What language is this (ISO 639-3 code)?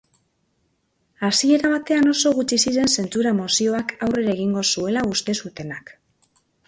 eus